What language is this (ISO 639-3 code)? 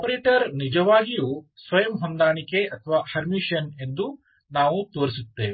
kan